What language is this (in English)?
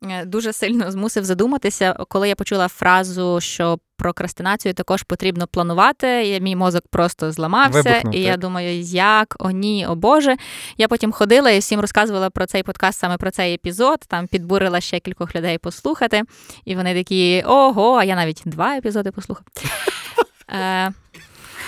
Ukrainian